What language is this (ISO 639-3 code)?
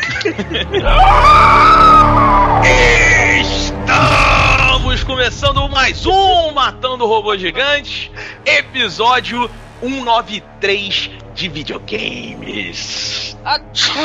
por